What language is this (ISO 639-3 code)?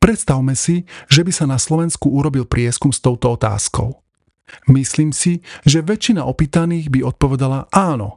slk